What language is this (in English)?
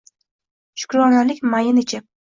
Uzbek